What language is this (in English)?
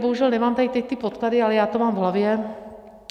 Czech